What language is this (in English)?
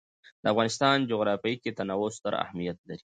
Pashto